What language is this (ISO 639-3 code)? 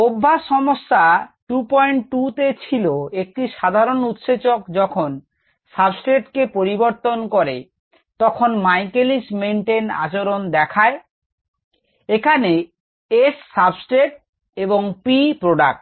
ben